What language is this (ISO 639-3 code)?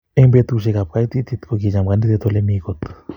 kln